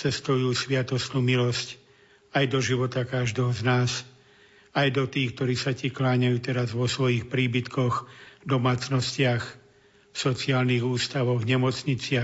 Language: Slovak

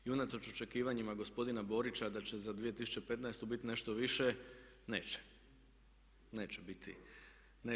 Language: Croatian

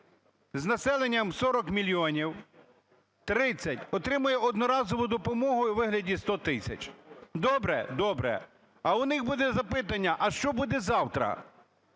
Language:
Ukrainian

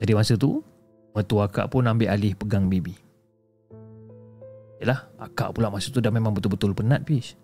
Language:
Malay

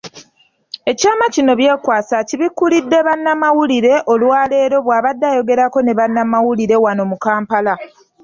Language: Ganda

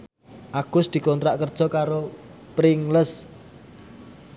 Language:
Javanese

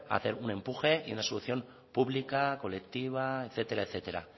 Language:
Spanish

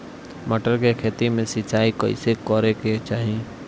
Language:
Bhojpuri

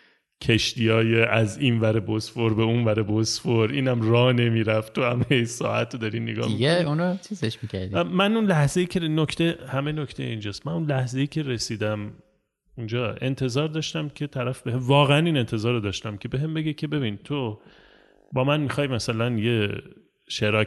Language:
Persian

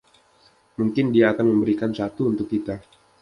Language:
Indonesian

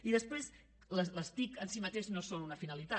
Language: Catalan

